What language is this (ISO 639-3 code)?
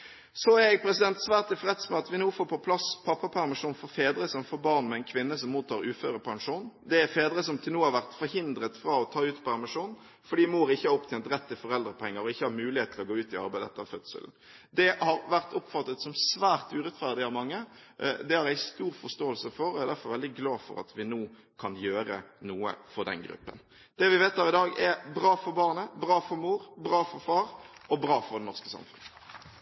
nob